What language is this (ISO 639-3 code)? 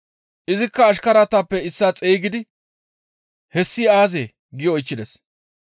gmv